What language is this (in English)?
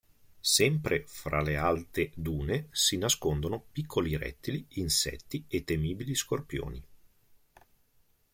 Italian